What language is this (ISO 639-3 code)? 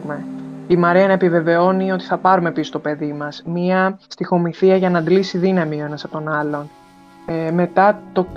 ell